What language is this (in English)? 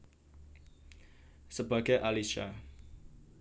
Javanese